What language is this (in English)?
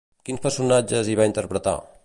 Catalan